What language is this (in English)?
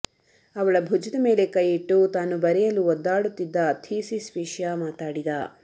Kannada